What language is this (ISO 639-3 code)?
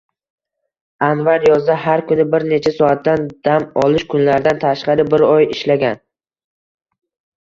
uzb